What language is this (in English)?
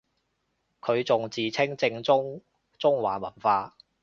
Cantonese